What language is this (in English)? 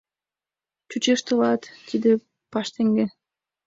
Mari